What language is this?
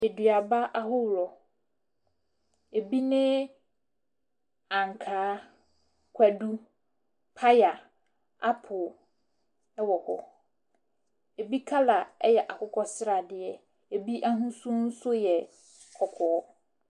Akan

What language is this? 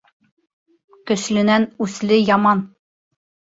Bashkir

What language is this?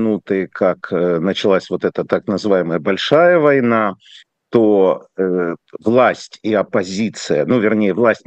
Russian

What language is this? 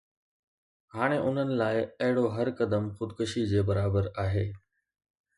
Sindhi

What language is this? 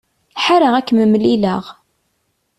Kabyle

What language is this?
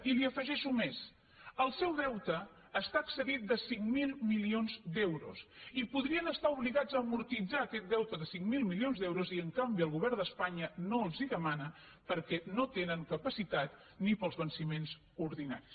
Catalan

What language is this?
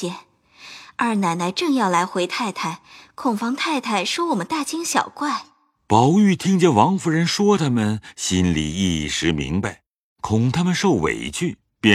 Chinese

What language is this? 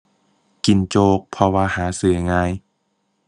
Thai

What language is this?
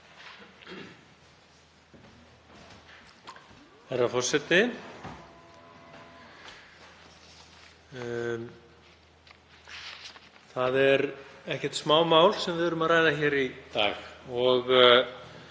Icelandic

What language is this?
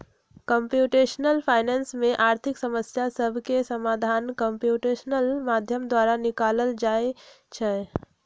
Magahi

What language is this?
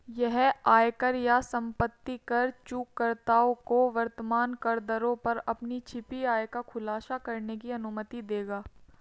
Hindi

